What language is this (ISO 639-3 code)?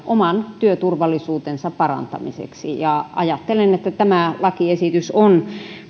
fin